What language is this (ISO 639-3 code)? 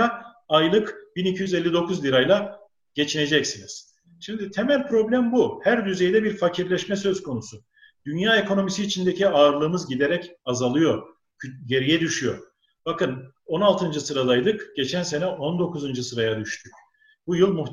tur